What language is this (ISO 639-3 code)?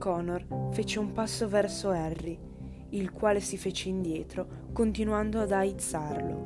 ita